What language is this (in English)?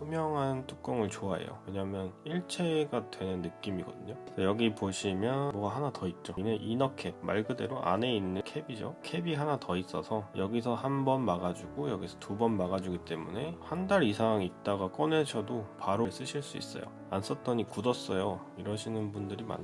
Korean